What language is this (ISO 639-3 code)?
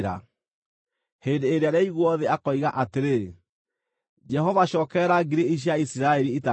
kik